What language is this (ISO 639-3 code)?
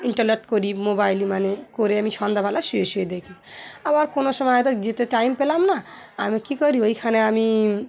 ben